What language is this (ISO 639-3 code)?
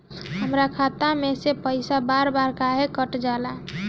bho